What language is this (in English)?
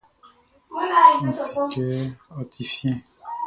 Baoulé